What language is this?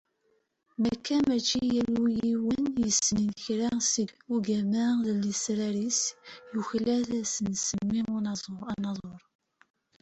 Kabyle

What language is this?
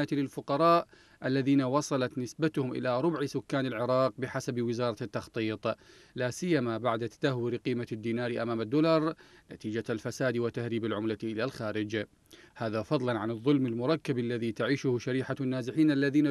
Arabic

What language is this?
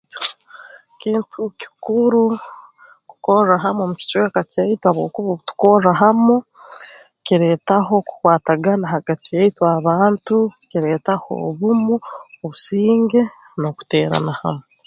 Tooro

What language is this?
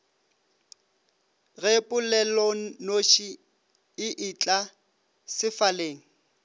Northern Sotho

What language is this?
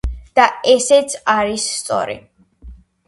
Georgian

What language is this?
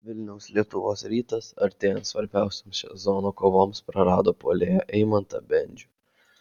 Lithuanian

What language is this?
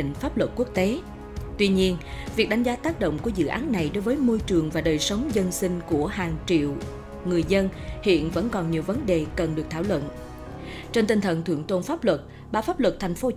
Vietnamese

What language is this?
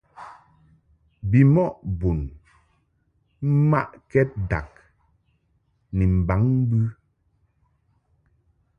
Mungaka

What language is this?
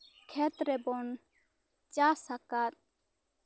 Santali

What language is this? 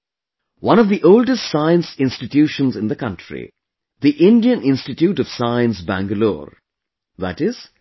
English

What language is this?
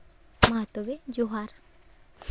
Santali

